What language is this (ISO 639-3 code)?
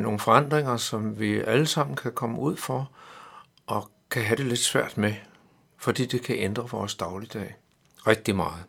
dan